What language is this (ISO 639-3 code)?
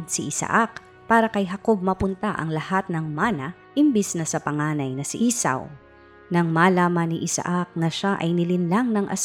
fil